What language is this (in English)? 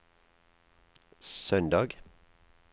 Norwegian